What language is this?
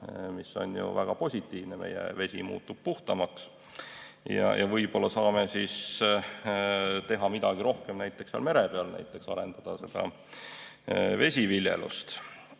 Estonian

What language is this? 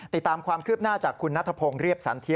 Thai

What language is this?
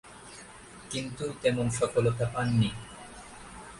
Bangla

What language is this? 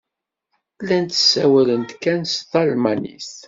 Kabyle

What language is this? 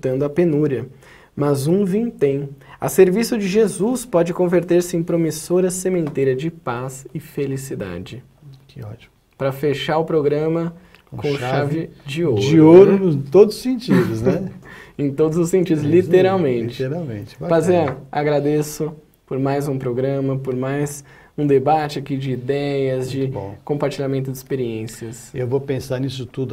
Portuguese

